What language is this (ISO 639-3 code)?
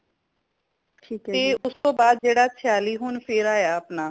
pan